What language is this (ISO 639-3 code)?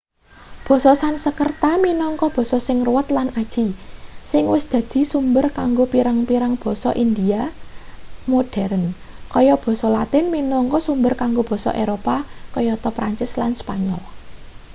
jav